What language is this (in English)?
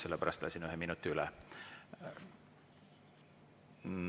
Estonian